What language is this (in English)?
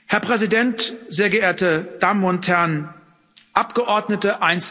German